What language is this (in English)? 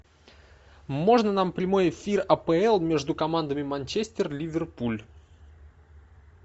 Russian